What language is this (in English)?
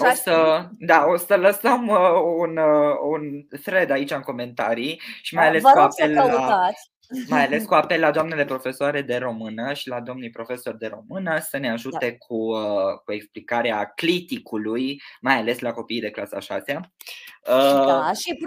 Romanian